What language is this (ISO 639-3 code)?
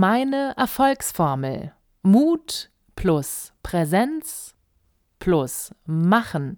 deu